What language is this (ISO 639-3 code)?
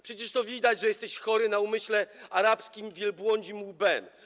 pol